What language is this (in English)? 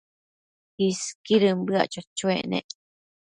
Matsés